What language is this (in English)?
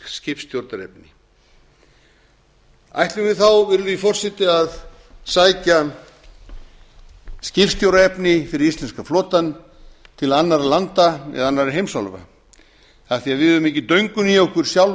Icelandic